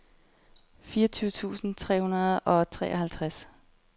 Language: Danish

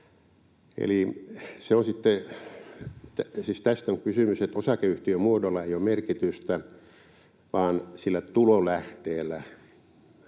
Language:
Finnish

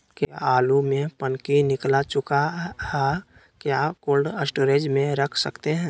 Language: Magahi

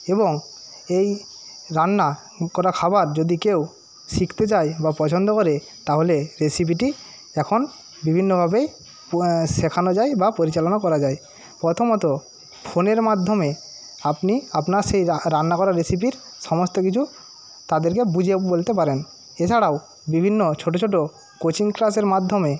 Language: Bangla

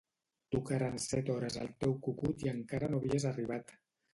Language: Catalan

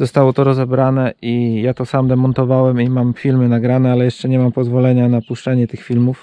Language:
Polish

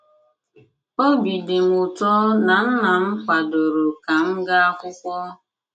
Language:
Igbo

